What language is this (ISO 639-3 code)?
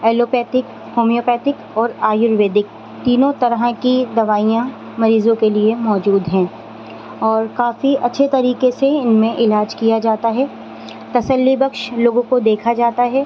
urd